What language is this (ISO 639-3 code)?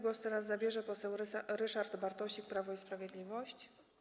pol